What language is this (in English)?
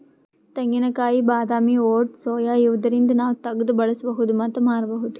Kannada